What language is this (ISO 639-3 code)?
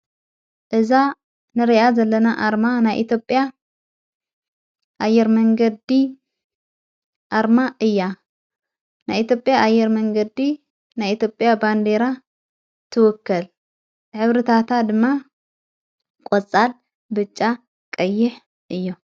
tir